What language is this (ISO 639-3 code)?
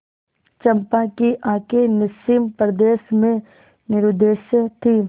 hin